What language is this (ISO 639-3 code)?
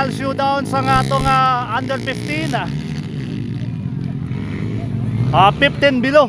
fil